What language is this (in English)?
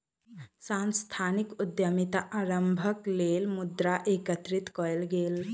Maithili